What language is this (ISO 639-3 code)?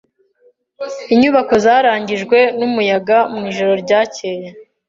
kin